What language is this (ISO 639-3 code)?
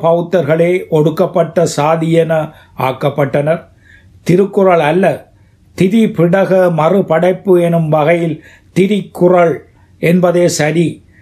tam